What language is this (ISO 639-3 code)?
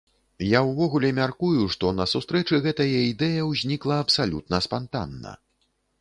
bel